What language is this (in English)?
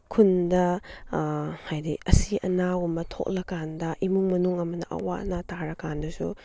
Manipuri